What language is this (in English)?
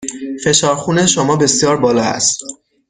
Persian